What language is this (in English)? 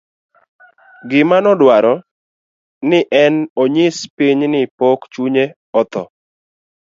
Luo (Kenya and Tanzania)